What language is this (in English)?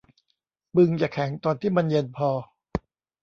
Thai